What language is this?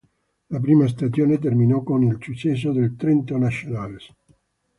Italian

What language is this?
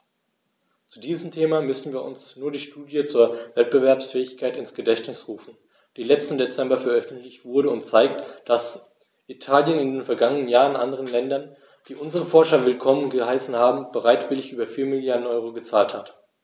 German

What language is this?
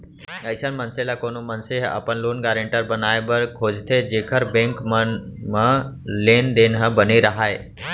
Chhattisgarhi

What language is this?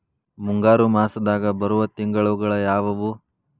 Kannada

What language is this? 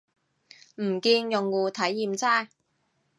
Cantonese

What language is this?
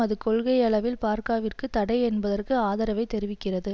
Tamil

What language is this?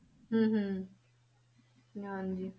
Punjabi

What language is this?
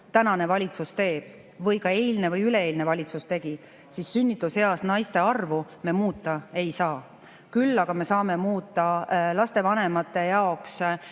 Estonian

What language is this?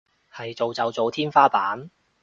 Cantonese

